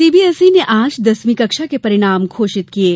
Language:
Hindi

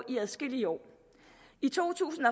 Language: Danish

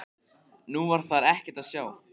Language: Icelandic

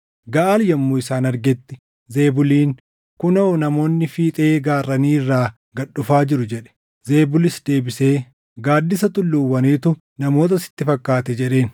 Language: Oromo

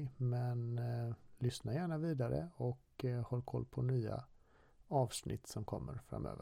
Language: Swedish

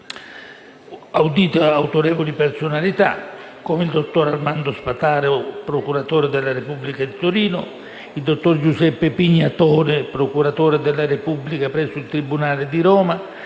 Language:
Italian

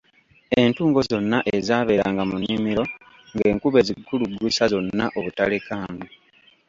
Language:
Ganda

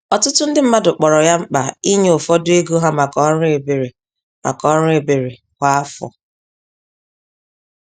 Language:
Igbo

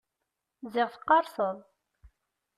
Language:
Kabyle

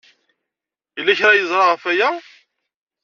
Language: Kabyle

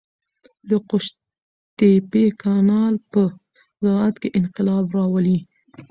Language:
Pashto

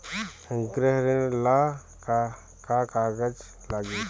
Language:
Bhojpuri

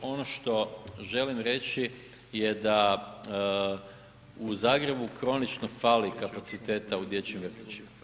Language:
Croatian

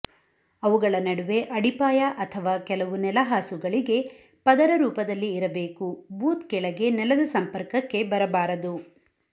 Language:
Kannada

